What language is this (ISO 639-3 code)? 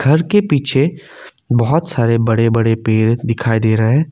hin